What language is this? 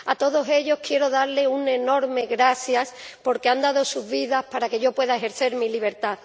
Spanish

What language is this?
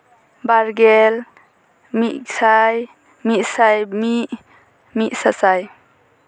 Santali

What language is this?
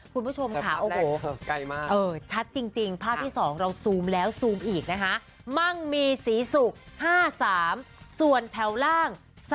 Thai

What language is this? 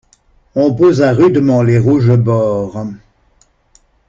French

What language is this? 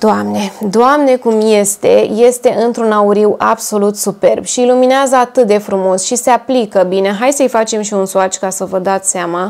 Romanian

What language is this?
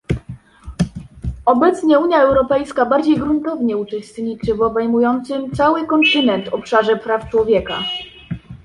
Polish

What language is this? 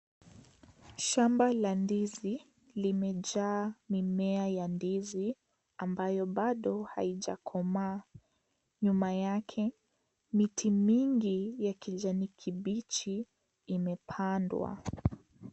Swahili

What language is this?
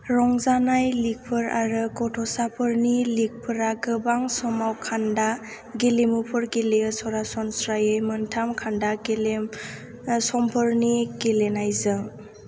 Bodo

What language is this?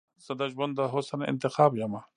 Pashto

